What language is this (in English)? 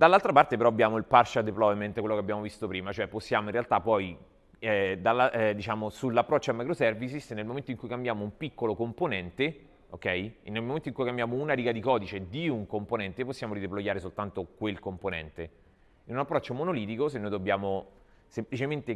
Italian